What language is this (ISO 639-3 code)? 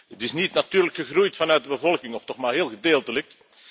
nld